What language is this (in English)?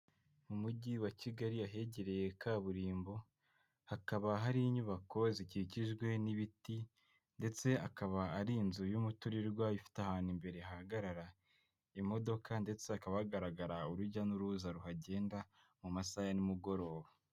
Kinyarwanda